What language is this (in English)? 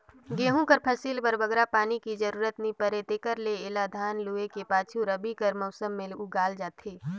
Chhattisgarhi